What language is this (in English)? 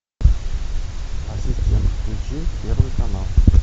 Russian